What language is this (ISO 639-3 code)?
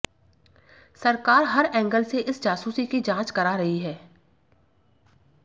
hin